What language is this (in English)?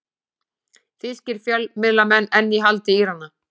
Icelandic